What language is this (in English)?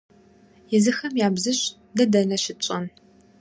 Kabardian